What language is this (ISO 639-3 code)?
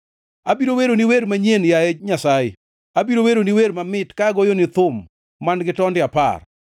luo